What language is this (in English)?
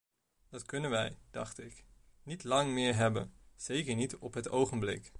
Dutch